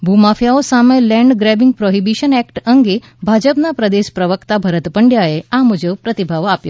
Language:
Gujarati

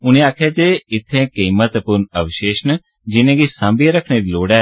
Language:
Dogri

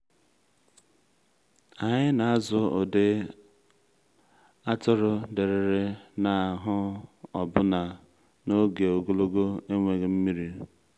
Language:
Igbo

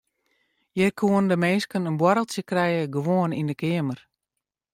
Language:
Western Frisian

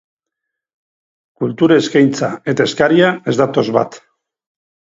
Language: Basque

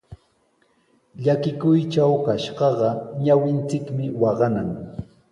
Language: Sihuas Ancash Quechua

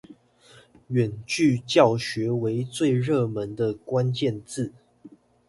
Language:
Chinese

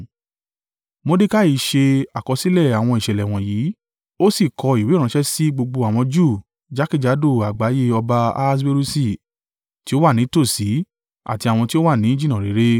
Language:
Yoruba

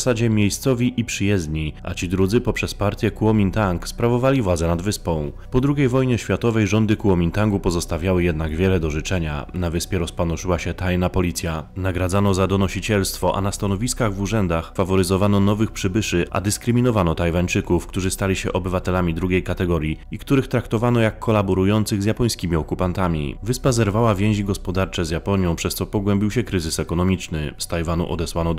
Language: Polish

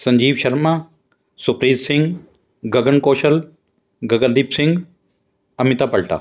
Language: Punjabi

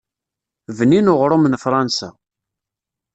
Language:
Kabyle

